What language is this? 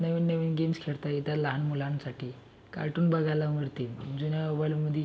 Marathi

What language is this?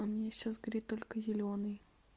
Russian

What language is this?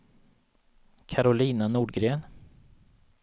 Swedish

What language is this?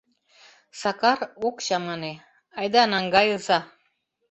Mari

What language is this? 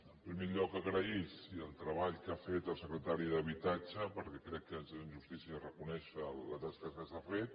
Catalan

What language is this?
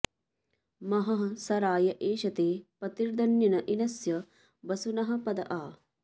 Sanskrit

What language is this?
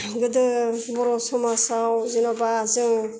Bodo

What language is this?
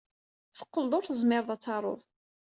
Kabyle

